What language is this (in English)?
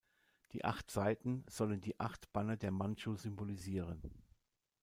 German